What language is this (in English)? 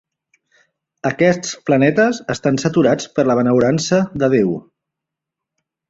Catalan